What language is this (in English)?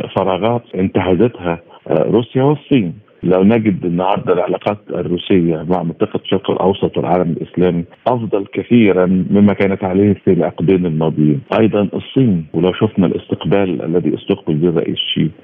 Arabic